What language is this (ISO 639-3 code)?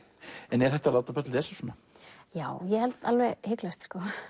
isl